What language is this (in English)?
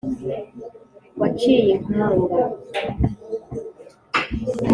Kinyarwanda